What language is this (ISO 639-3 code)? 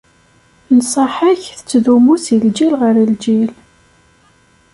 kab